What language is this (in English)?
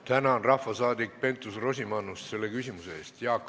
Estonian